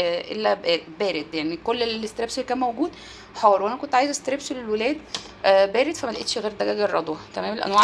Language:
Arabic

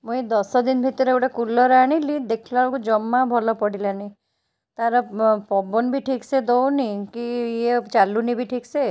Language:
Odia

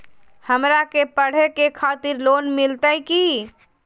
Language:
Magahi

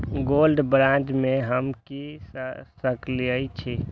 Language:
Maithili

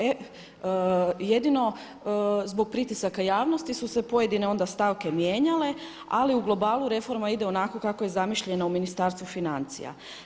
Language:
Croatian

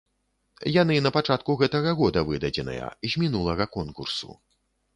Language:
Belarusian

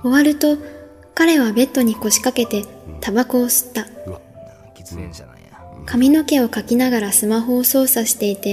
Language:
Japanese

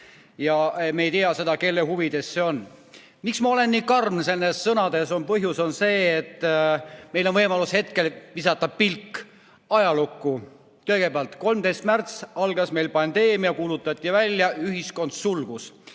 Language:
Estonian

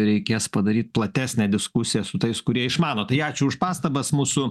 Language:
Lithuanian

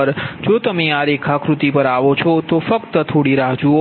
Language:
Gujarati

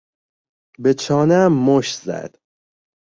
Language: Persian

